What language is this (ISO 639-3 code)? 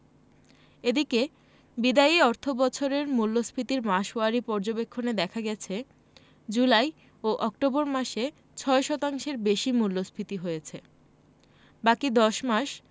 ben